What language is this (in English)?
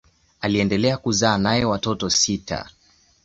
Swahili